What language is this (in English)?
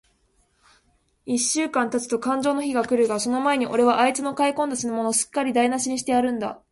Japanese